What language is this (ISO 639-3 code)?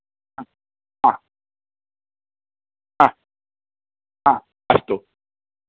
san